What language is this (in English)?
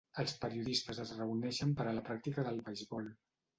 Catalan